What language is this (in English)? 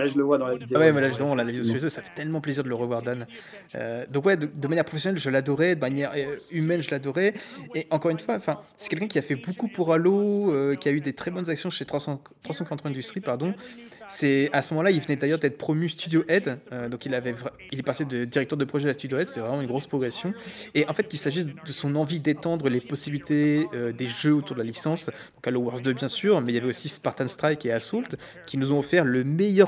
French